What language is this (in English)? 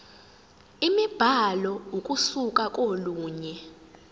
Zulu